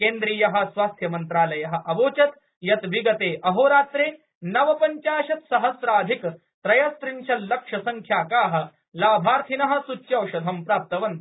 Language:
Sanskrit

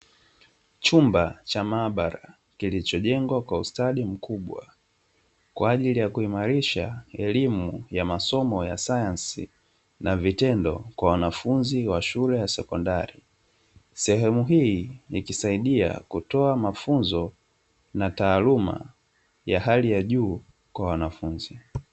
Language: Swahili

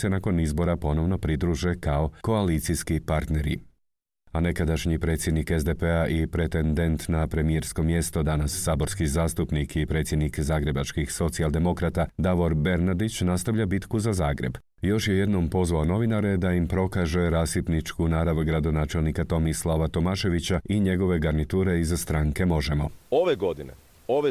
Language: Croatian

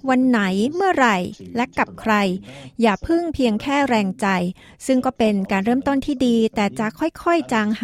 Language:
Thai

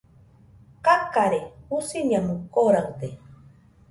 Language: Nüpode Huitoto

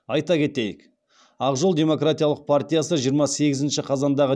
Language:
Kazakh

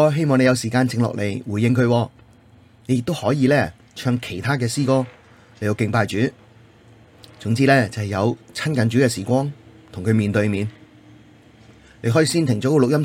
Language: Chinese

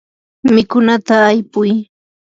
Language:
Yanahuanca Pasco Quechua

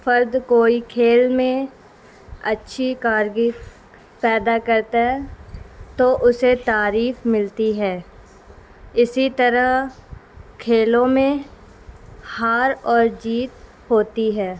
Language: Urdu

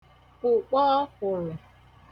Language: Igbo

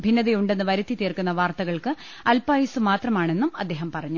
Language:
Malayalam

